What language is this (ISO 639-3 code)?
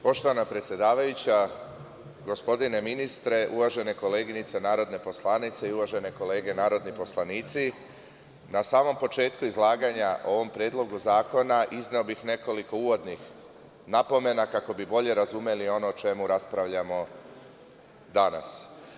srp